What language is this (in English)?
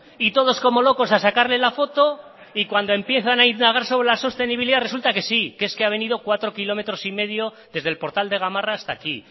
Spanish